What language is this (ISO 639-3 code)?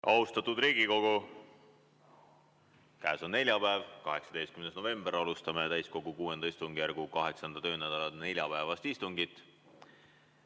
est